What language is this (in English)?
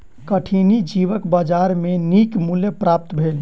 Maithili